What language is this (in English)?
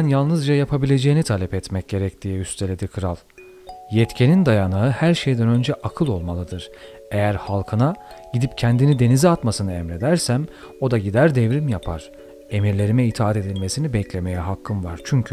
Turkish